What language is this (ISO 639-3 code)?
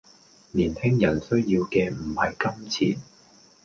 yue